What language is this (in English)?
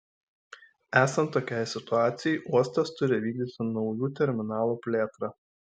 Lithuanian